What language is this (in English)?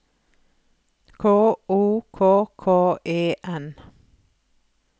Norwegian